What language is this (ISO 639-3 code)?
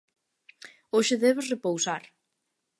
glg